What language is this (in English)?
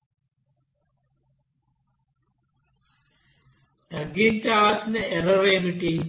Telugu